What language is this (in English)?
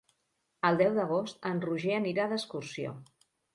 Catalan